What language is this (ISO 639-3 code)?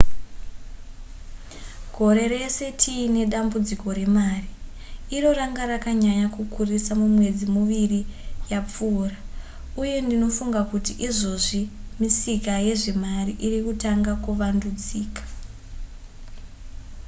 sna